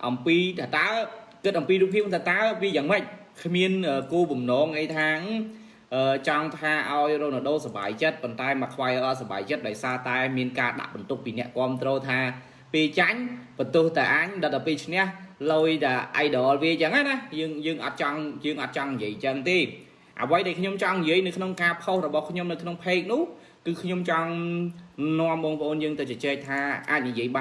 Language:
Vietnamese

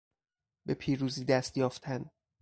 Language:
Persian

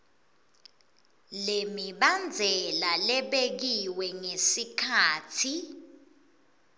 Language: Swati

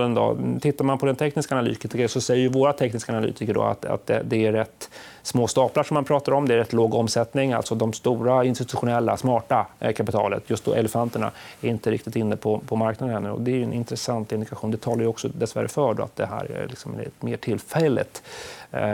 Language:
Swedish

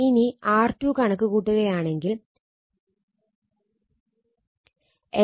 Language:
Malayalam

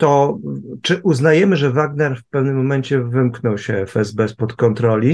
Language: Polish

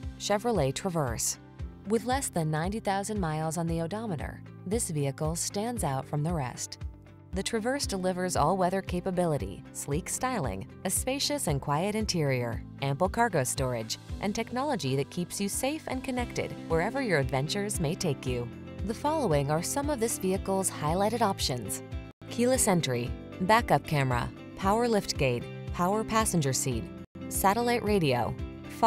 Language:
English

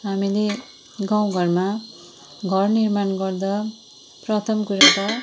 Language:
Nepali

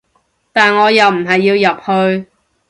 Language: Cantonese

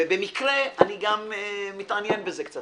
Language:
Hebrew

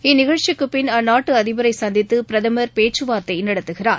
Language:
Tamil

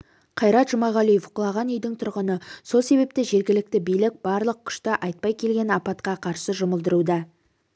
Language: Kazakh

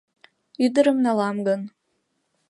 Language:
Mari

